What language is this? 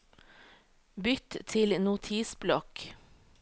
Norwegian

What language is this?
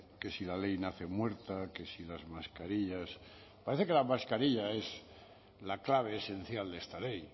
Spanish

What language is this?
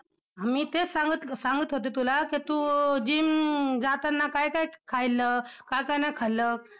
Marathi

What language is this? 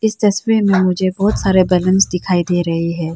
Hindi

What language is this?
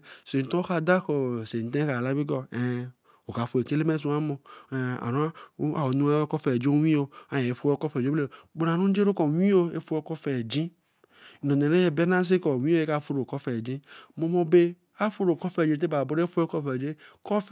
Eleme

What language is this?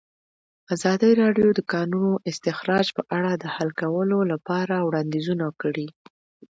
Pashto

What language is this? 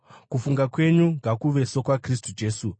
Shona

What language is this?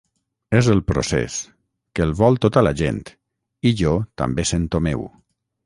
Catalan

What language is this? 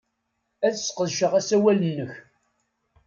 Kabyle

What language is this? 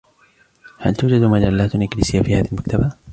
Arabic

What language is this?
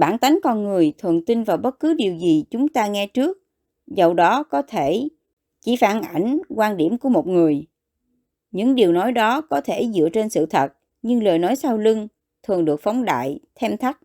Vietnamese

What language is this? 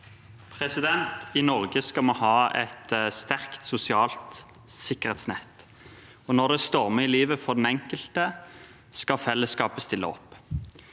Norwegian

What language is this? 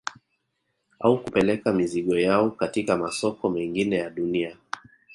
Swahili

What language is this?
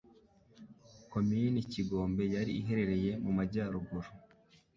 Kinyarwanda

